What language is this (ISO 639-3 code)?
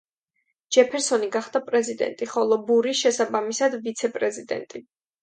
kat